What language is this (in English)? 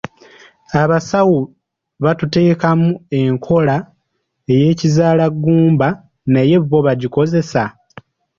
Ganda